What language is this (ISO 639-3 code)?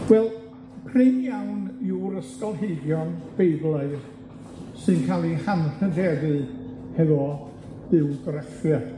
cym